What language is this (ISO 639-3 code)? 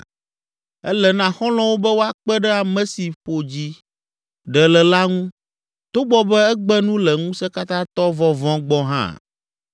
ewe